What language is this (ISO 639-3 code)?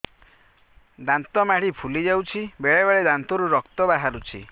ori